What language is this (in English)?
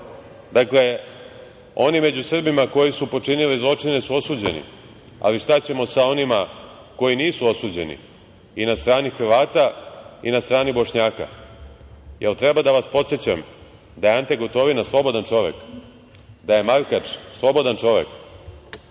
Serbian